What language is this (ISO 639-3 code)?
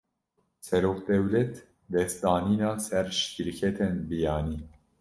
kur